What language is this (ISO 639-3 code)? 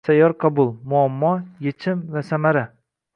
uzb